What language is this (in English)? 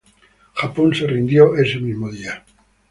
Spanish